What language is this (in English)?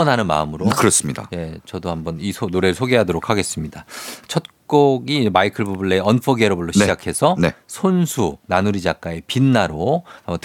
Korean